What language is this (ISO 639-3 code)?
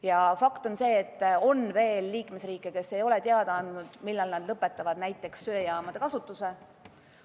est